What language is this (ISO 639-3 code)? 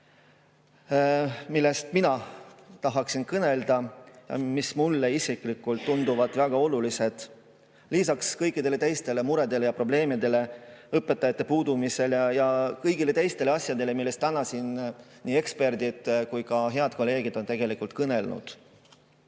est